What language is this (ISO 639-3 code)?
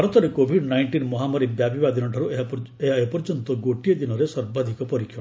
ori